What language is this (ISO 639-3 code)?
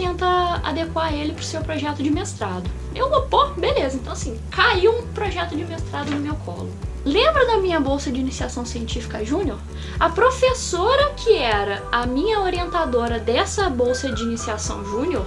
por